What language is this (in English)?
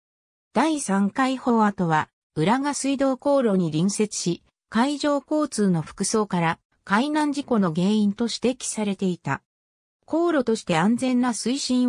Japanese